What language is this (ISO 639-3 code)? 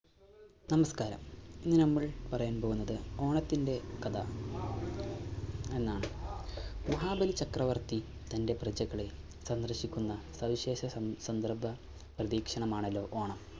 mal